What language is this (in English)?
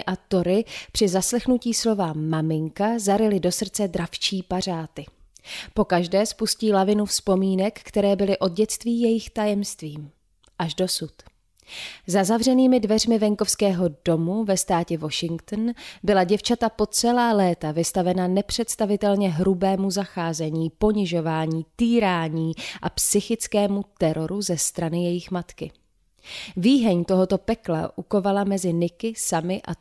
Czech